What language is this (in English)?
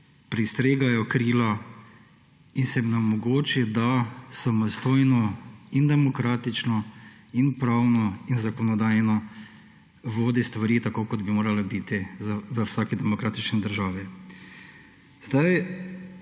Slovenian